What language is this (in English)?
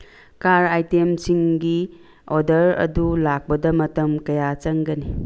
Manipuri